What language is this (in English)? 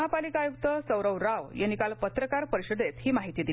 Marathi